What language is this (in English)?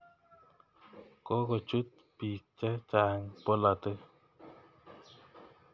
Kalenjin